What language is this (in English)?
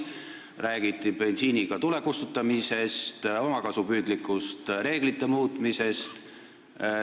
Estonian